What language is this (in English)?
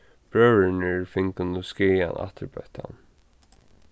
Faroese